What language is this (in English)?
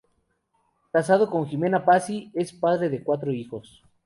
Spanish